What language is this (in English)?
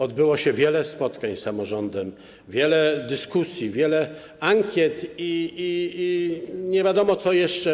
Polish